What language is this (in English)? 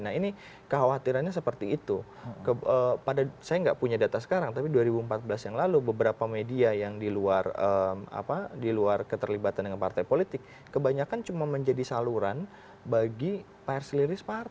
Indonesian